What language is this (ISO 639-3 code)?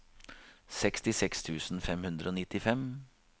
nor